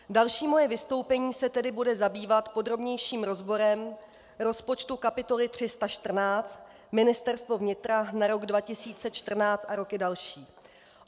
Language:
Czech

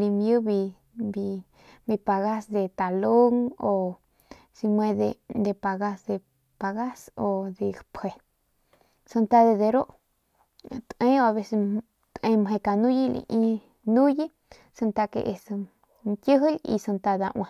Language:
Northern Pame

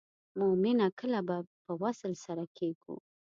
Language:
Pashto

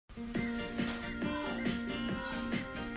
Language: Hakha Chin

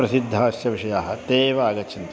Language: Sanskrit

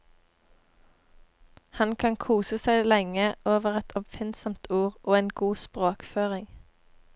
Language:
Norwegian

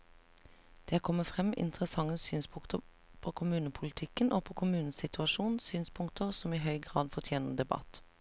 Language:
Norwegian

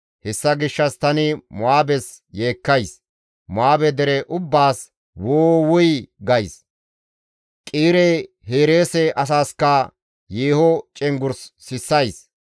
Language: Gamo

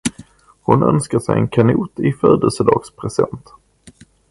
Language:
Swedish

